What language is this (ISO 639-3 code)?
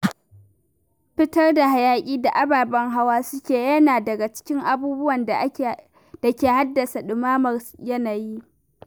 hau